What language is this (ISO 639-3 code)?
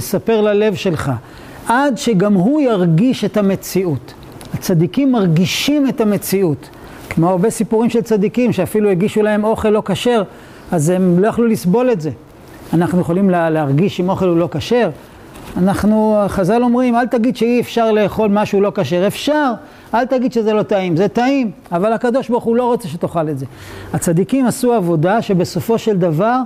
heb